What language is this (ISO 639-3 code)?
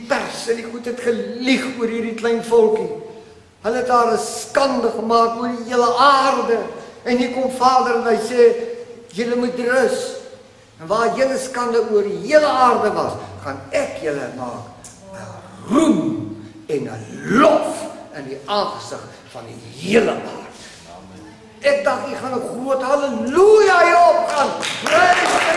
nld